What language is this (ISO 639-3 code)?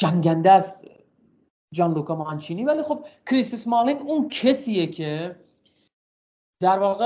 fas